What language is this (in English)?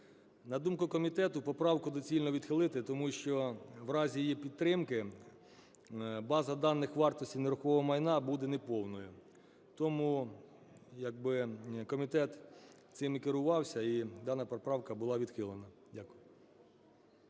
Ukrainian